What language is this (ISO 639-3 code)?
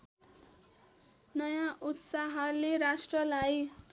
nep